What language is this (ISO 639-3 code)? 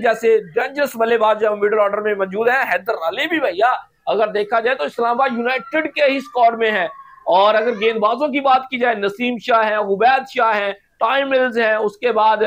hin